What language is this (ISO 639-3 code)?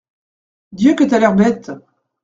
fra